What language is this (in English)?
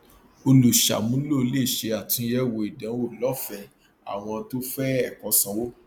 Yoruba